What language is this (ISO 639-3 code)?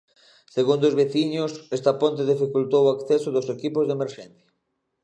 glg